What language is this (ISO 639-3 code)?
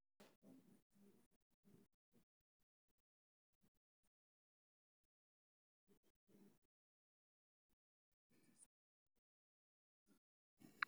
som